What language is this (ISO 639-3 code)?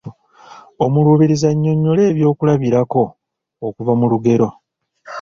lug